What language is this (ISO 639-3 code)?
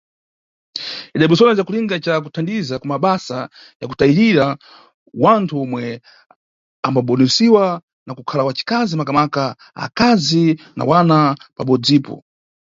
nyu